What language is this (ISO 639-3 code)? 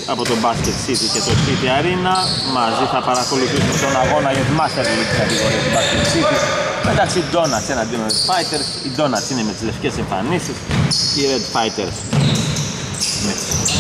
ell